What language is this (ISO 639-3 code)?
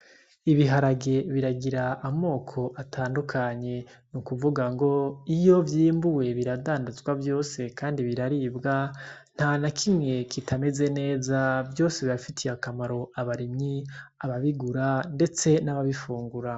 run